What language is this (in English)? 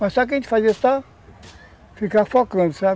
Portuguese